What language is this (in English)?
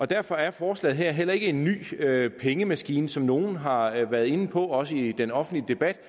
Danish